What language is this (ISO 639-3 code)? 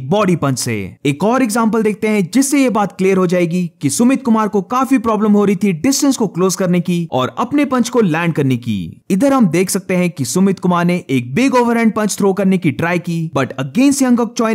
hin